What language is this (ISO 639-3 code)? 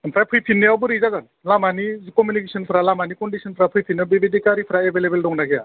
brx